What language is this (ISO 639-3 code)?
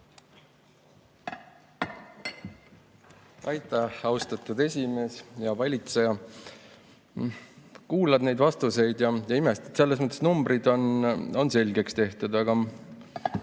est